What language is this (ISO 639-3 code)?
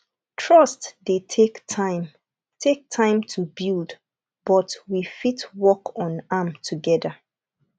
pcm